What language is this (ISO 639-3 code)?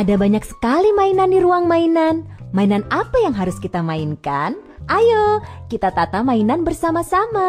ind